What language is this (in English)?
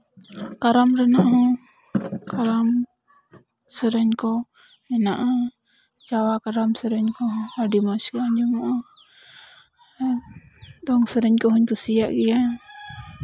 Santali